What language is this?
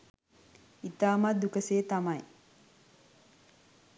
Sinhala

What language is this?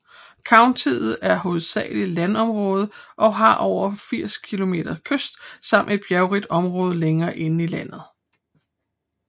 Danish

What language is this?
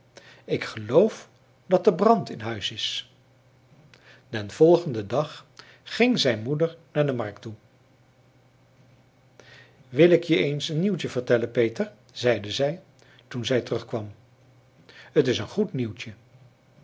Dutch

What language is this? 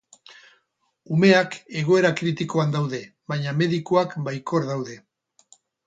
Basque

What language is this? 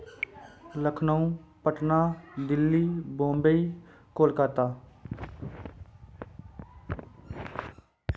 Dogri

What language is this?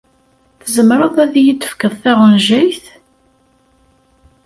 Kabyle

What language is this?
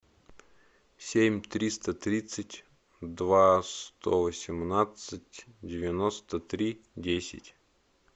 Russian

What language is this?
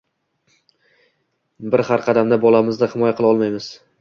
Uzbek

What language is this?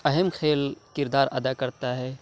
Urdu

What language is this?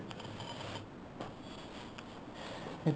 Assamese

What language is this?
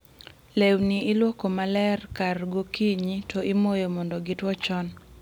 Luo (Kenya and Tanzania)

